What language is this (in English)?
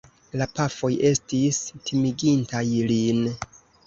Esperanto